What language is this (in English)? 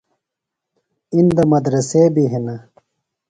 Phalura